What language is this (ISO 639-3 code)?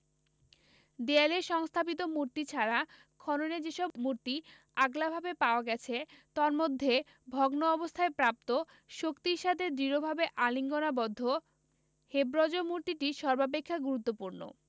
ben